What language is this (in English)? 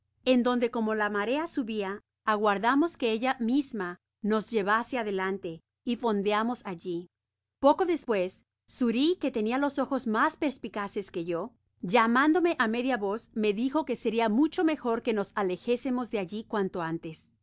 Spanish